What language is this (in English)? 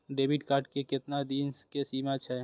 Maithili